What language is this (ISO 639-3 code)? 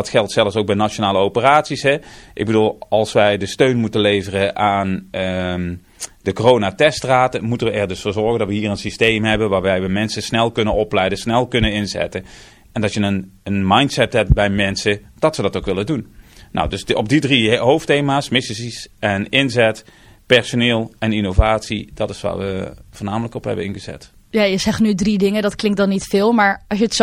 nld